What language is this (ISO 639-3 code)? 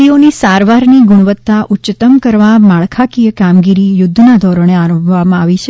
guj